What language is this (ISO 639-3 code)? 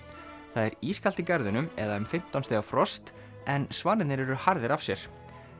isl